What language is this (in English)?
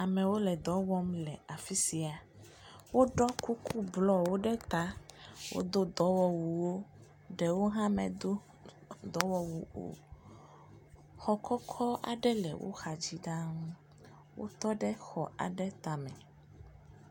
Ewe